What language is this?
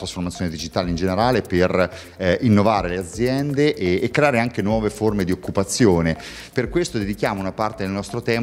Italian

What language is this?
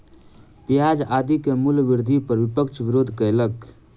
Maithili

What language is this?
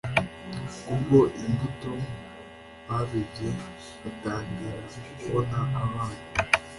Kinyarwanda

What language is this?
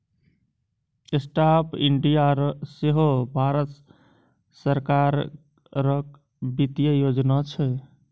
Maithili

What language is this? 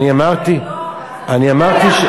Hebrew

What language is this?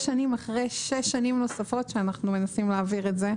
Hebrew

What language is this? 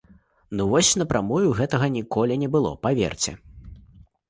Belarusian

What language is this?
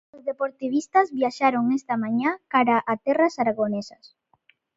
Galician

